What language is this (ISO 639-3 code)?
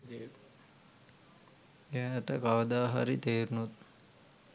sin